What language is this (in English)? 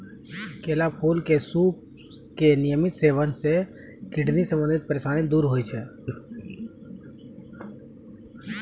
Maithili